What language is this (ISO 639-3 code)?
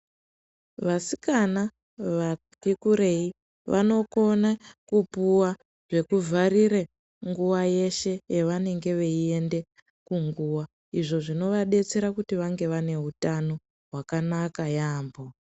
ndc